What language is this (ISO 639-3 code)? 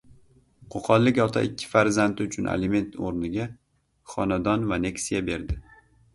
uzb